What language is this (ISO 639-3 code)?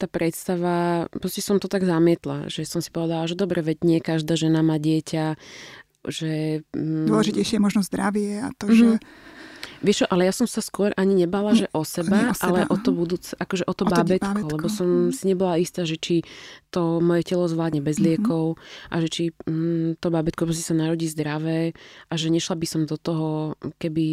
slk